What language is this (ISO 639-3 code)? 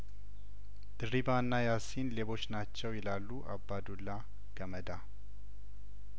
amh